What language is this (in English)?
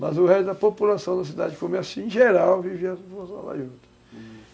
Portuguese